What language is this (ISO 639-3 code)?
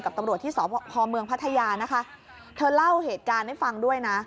tha